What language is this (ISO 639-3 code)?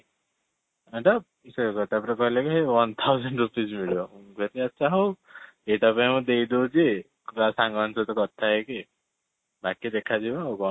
ori